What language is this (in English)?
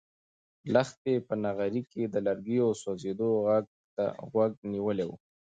Pashto